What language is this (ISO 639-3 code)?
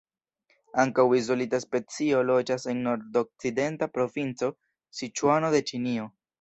epo